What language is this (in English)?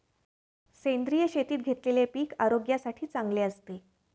Marathi